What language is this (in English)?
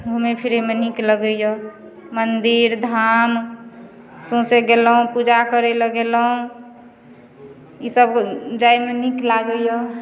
Maithili